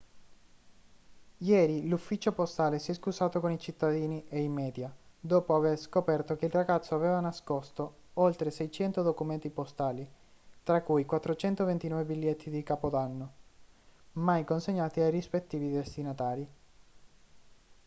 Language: Italian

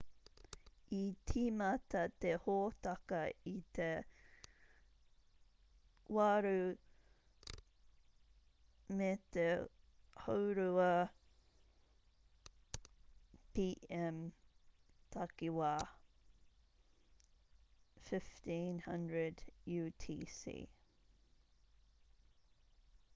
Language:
Māori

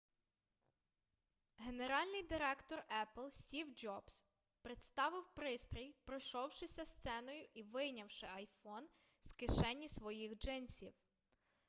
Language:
Ukrainian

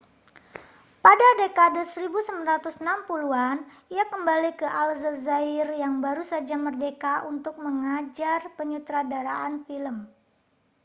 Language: Indonesian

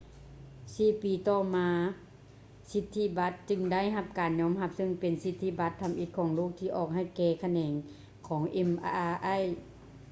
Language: Lao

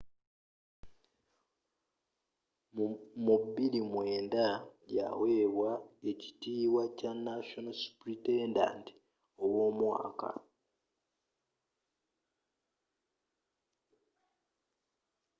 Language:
Ganda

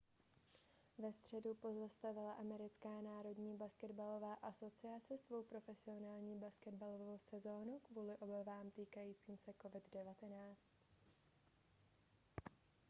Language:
Czech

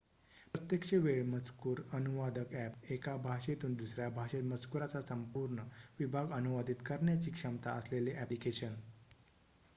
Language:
Marathi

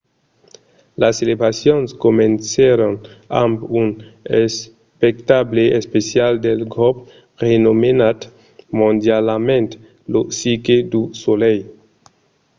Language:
Occitan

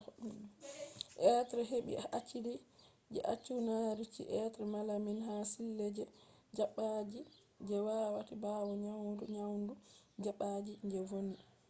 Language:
Fula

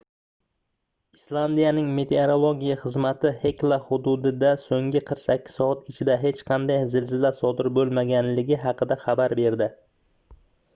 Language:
Uzbek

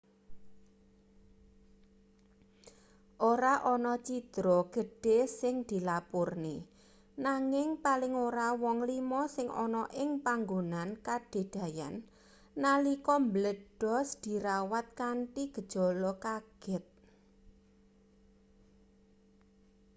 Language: Javanese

